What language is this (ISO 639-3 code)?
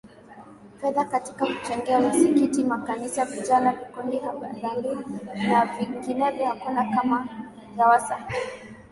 swa